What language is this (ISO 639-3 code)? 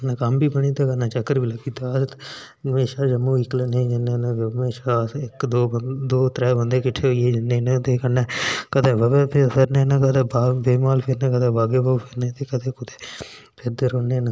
doi